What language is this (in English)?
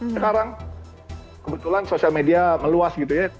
Indonesian